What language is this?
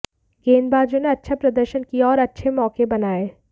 Hindi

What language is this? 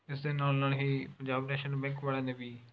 Punjabi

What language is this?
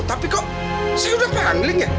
Indonesian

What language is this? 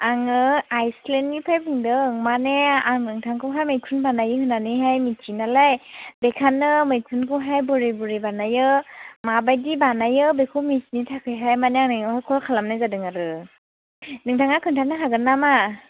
Bodo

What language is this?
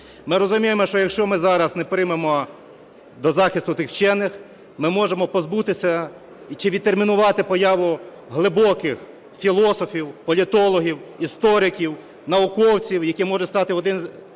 Ukrainian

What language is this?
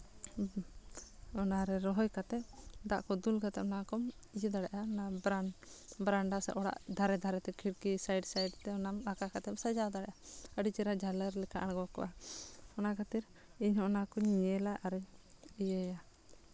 Santali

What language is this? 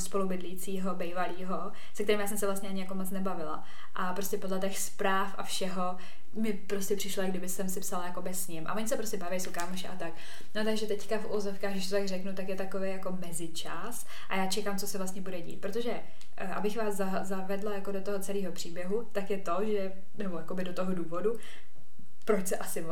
Czech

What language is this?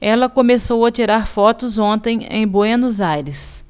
Portuguese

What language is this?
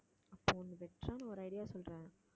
Tamil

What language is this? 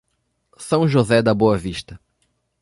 Portuguese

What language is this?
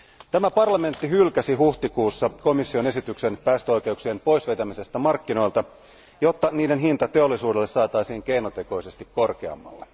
Finnish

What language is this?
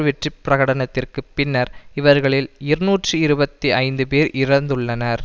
Tamil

